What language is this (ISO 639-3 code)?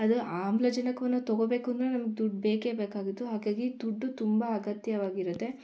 kan